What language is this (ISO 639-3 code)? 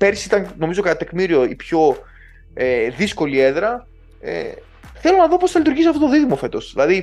ell